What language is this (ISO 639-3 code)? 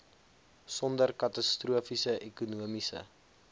afr